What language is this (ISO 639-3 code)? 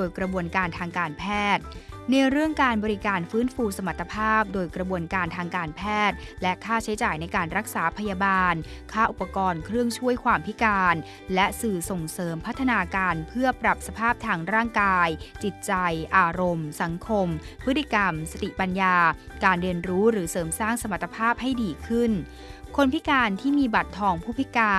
tha